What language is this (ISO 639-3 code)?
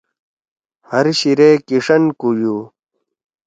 trw